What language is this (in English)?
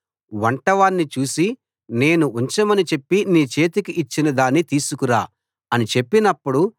Telugu